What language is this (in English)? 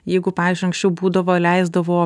Lithuanian